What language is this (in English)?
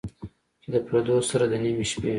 Pashto